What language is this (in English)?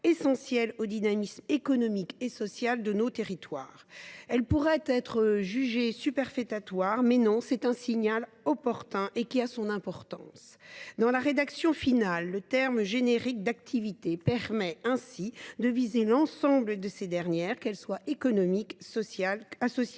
French